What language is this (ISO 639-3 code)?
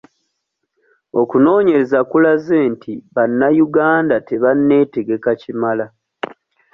lug